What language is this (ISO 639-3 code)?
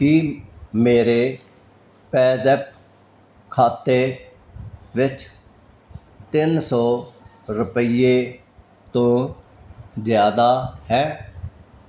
pan